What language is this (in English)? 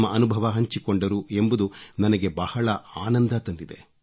Kannada